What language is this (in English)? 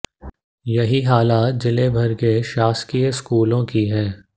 Hindi